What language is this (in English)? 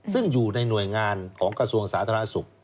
Thai